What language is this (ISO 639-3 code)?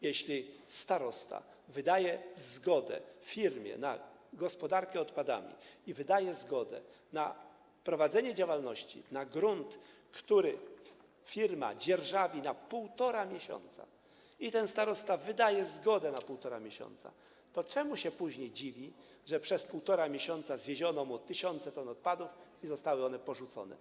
pol